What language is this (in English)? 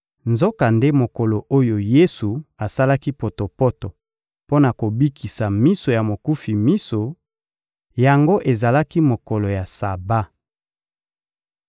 Lingala